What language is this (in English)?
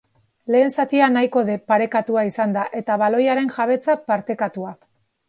Basque